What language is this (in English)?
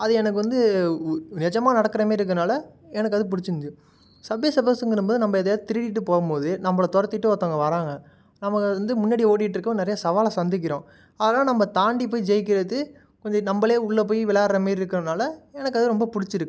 Tamil